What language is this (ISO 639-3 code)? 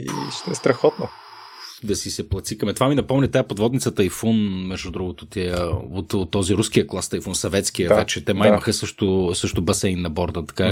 bul